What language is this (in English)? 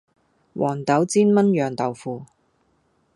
Cantonese